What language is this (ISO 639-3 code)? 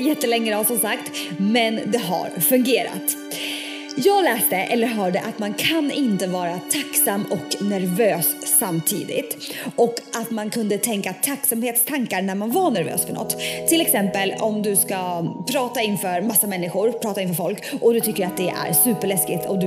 swe